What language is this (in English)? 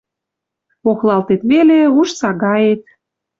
Western Mari